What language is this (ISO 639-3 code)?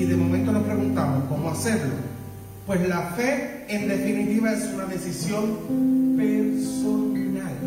spa